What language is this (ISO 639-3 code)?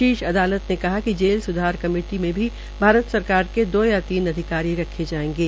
hin